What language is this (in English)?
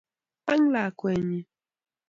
Kalenjin